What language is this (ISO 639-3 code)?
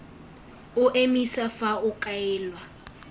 tsn